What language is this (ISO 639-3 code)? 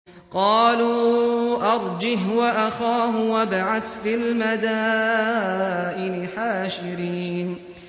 ara